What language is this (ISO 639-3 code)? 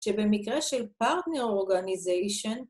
heb